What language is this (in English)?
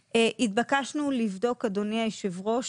Hebrew